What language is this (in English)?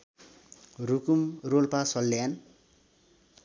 Nepali